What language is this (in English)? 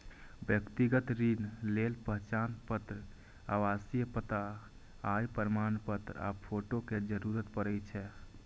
Maithili